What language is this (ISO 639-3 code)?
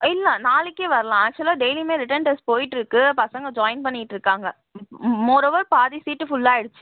tam